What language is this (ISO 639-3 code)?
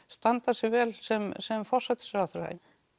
isl